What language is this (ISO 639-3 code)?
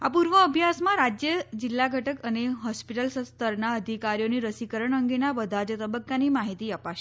guj